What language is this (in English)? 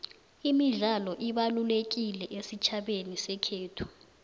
South Ndebele